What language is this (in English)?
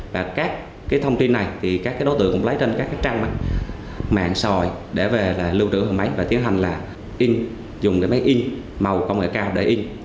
Vietnamese